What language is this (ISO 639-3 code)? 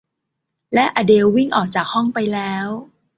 tha